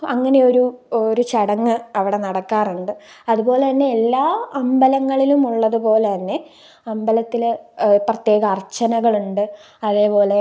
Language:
Malayalam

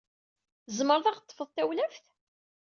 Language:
Kabyle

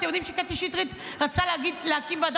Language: Hebrew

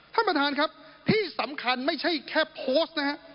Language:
Thai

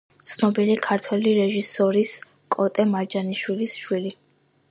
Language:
Georgian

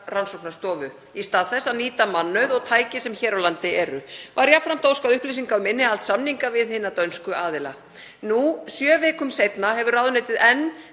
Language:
Icelandic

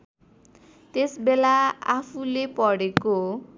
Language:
Nepali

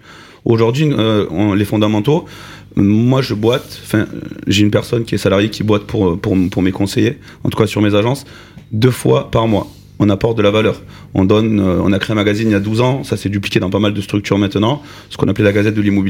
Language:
French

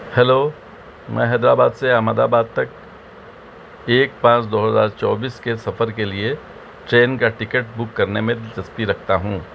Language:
Urdu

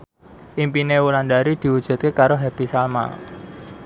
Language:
Javanese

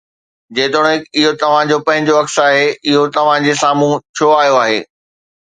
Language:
Sindhi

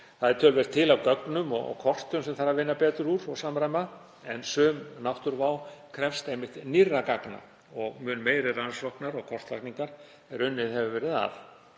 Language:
Icelandic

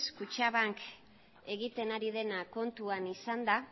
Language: Basque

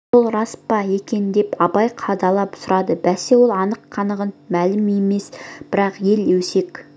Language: Kazakh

